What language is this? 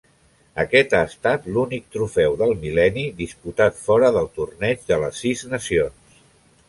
Catalan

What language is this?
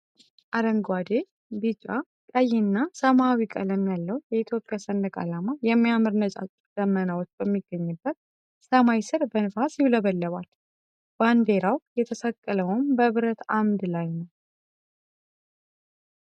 Amharic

